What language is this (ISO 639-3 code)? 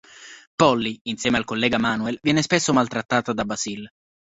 ita